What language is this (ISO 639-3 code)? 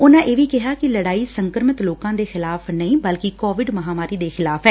pan